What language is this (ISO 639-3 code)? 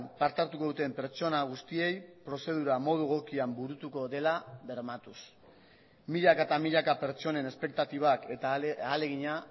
eus